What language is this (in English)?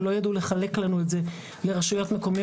Hebrew